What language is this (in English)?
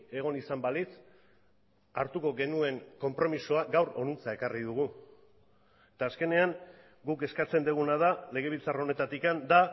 Basque